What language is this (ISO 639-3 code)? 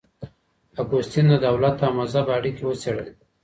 pus